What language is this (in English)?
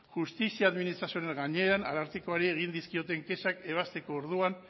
Basque